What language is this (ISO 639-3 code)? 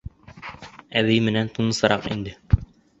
bak